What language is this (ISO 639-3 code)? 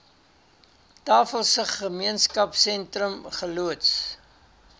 afr